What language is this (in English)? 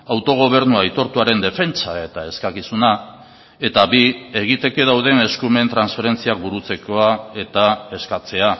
Basque